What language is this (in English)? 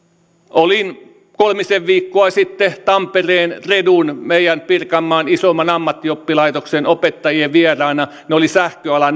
Finnish